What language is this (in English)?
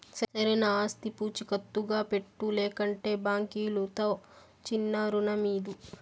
Telugu